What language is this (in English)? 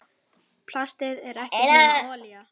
Icelandic